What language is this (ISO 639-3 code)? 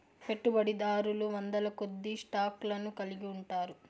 tel